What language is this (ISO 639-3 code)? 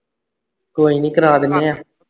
pan